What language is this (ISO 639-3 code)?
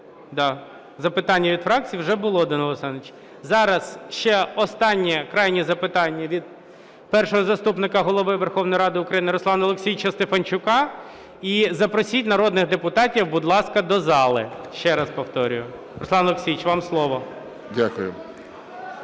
ukr